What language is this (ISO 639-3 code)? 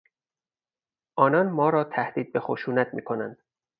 fas